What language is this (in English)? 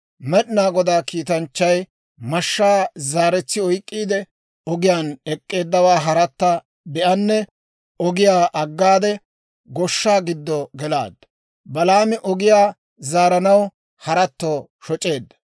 Dawro